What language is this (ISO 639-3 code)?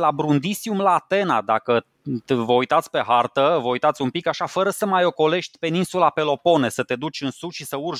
ron